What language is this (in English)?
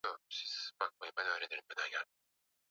Swahili